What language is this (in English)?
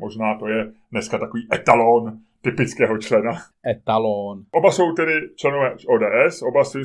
Czech